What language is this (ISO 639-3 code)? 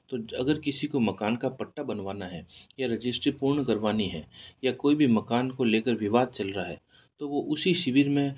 hin